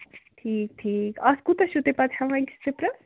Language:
Kashmiri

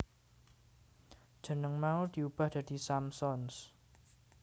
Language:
Javanese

